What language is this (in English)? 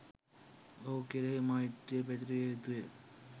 Sinhala